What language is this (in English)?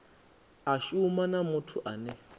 Venda